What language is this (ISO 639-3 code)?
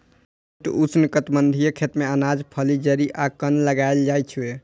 mai